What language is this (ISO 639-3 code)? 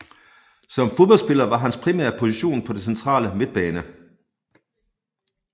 dan